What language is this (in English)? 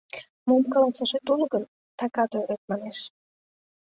Mari